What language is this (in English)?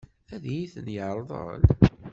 Kabyle